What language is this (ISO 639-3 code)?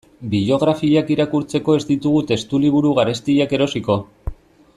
eus